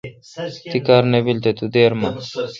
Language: Kalkoti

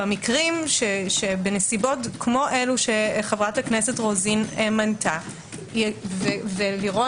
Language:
Hebrew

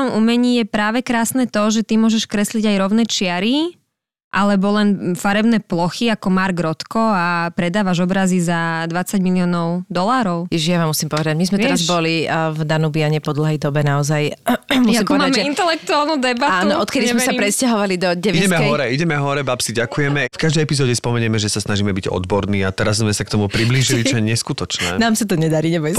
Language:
Slovak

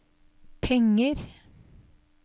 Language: Norwegian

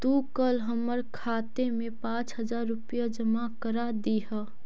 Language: Magahi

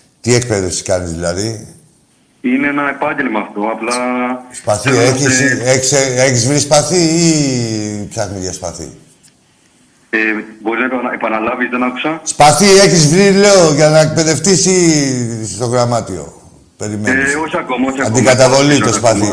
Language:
Greek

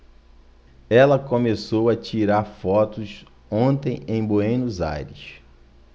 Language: Portuguese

